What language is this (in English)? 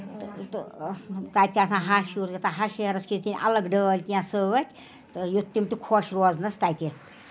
Kashmiri